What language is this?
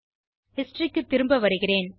Tamil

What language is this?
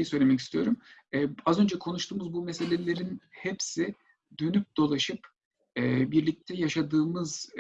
Turkish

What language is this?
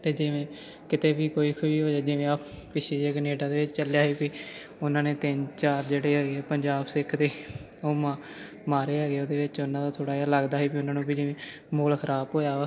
Punjabi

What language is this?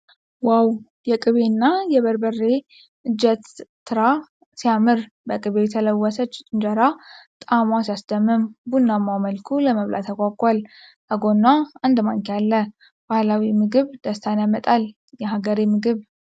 Amharic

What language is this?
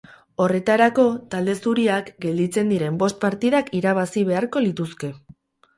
Basque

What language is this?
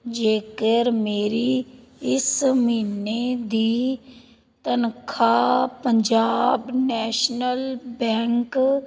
Punjabi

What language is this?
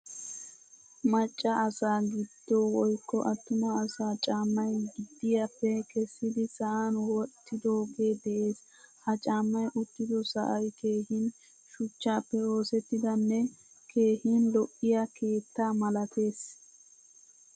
Wolaytta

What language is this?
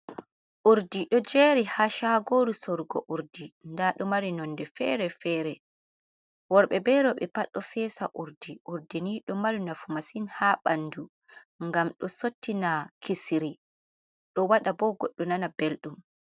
Fula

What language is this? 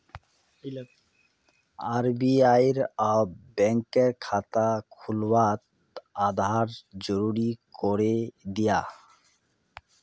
Magahi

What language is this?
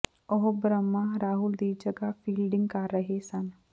Punjabi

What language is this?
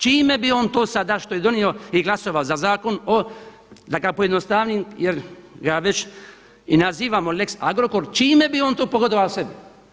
Croatian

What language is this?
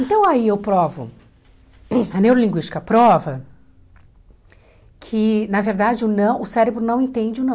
Portuguese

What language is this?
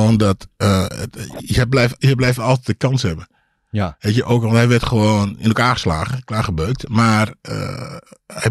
Dutch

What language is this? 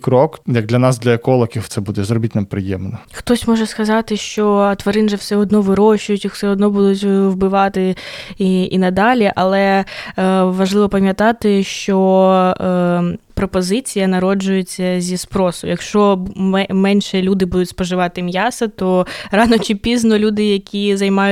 Ukrainian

